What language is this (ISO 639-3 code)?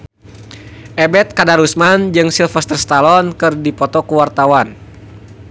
sun